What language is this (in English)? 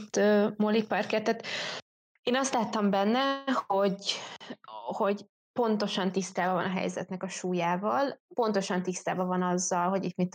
Hungarian